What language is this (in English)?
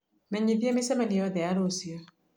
Kikuyu